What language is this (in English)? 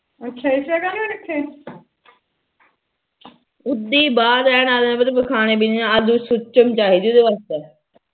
Punjabi